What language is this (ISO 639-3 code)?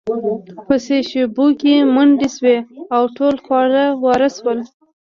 pus